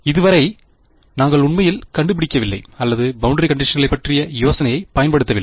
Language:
Tamil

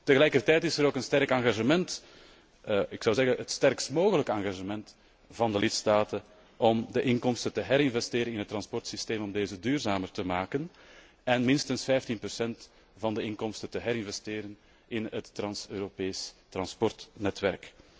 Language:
Dutch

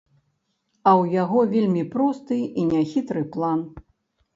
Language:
Belarusian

